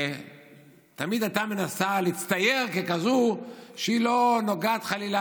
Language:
Hebrew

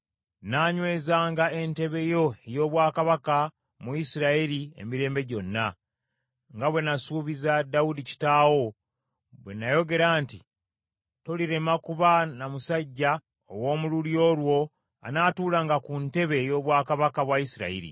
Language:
Ganda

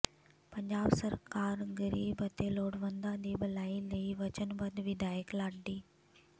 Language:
Punjabi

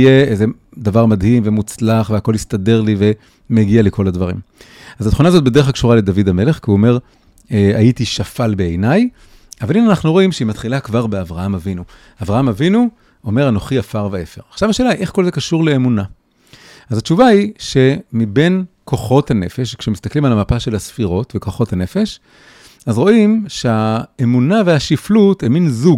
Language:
Hebrew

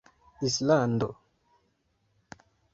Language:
Esperanto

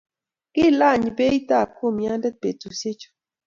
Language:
Kalenjin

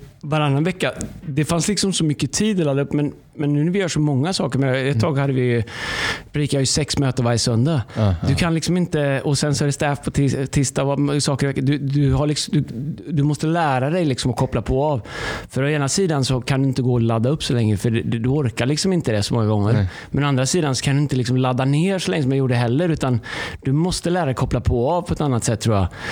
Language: Swedish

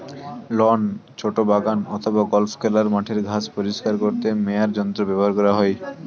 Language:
Bangla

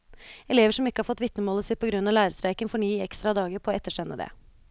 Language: Norwegian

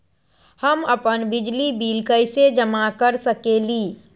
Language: Magahi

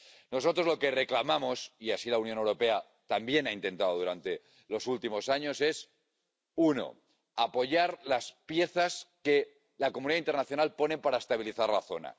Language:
Spanish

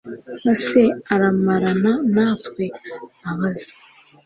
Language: Kinyarwanda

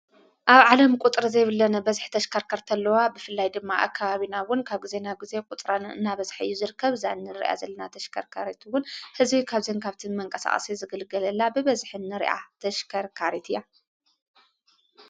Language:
Tigrinya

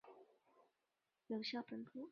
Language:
Chinese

